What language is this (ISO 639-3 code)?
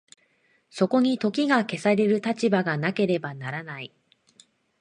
jpn